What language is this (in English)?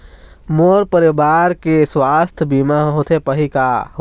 Chhattisgarhi